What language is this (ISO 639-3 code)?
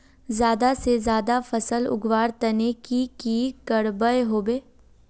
mag